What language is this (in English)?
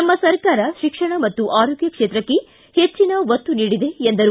Kannada